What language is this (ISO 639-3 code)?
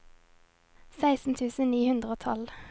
nor